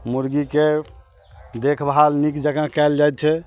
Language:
Maithili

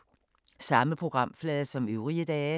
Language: Danish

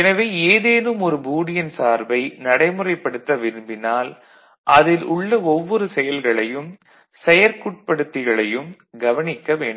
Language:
Tamil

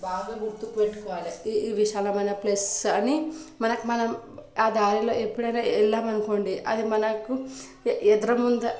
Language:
Telugu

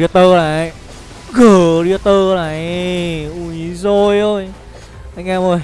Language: Vietnamese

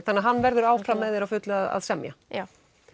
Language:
Icelandic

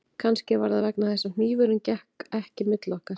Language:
Icelandic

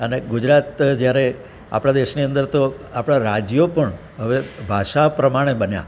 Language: Gujarati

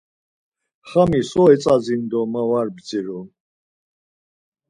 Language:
Laz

